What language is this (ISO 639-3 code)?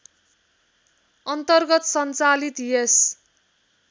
nep